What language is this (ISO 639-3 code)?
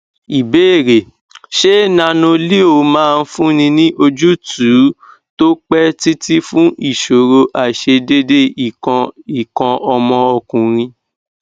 yor